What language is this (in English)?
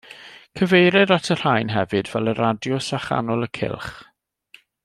Welsh